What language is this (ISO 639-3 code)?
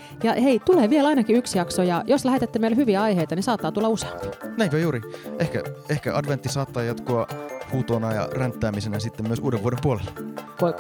fin